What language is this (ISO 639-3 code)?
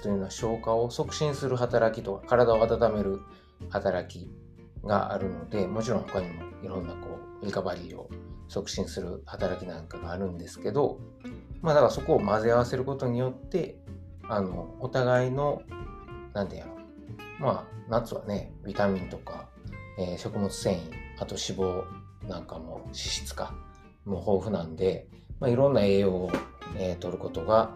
jpn